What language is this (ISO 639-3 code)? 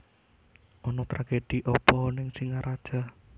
jav